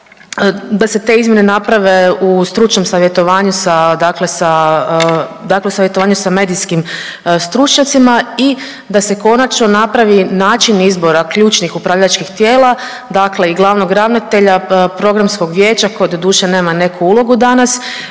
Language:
Croatian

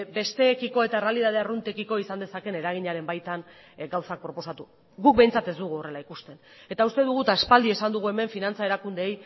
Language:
Basque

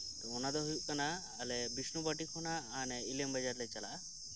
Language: Santali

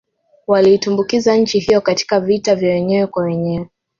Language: Swahili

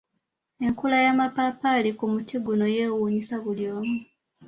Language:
Ganda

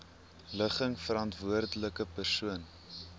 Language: Afrikaans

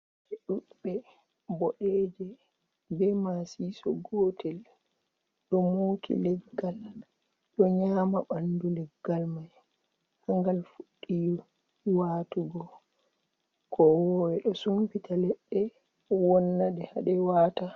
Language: Fula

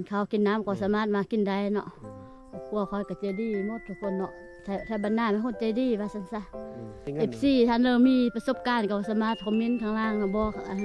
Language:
Thai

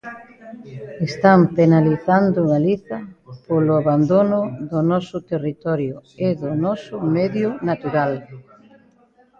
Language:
Galician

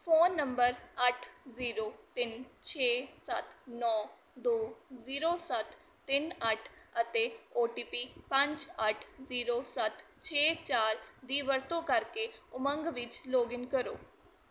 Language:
Punjabi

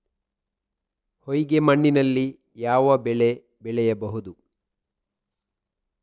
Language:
Kannada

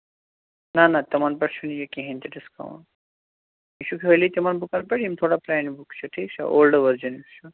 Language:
Kashmiri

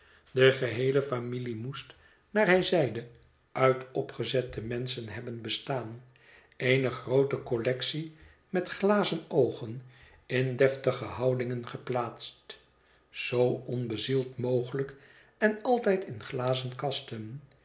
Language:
Dutch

